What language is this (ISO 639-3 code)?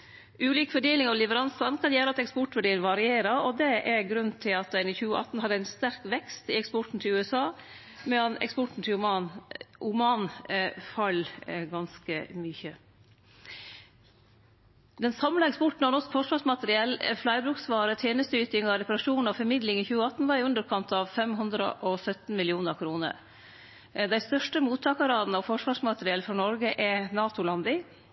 nno